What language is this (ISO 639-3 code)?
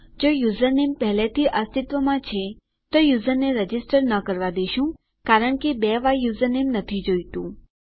guj